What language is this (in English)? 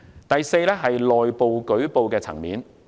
Cantonese